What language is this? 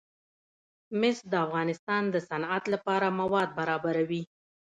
Pashto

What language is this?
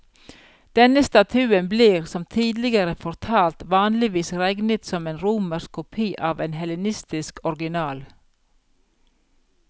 Norwegian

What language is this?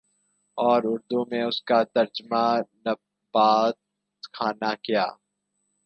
Urdu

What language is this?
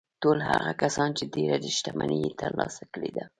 Pashto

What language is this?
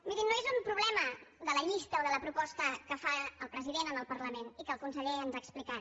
Catalan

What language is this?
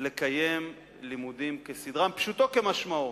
Hebrew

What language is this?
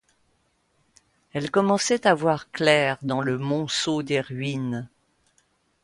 French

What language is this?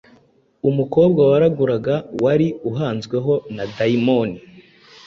Kinyarwanda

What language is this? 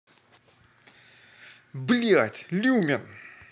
Russian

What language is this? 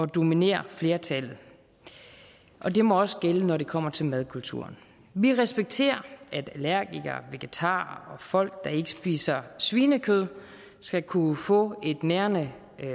Danish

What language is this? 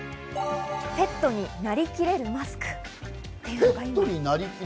Japanese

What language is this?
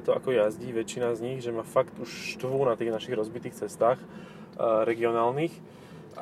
Slovak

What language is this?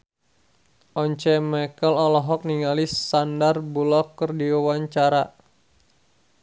Sundanese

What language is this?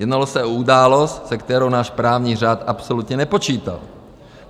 Czech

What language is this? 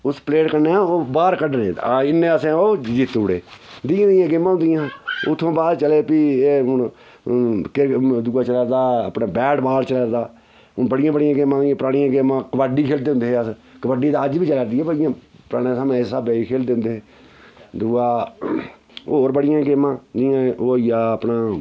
Dogri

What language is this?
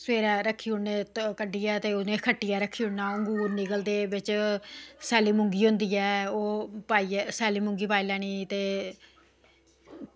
Dogri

